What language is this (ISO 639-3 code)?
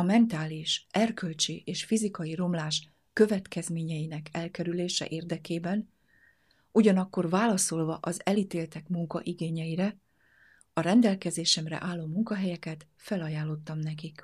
hun